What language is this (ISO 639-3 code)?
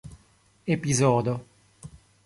epo